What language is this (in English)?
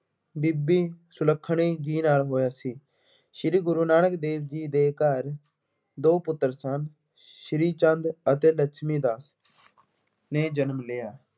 Punjabi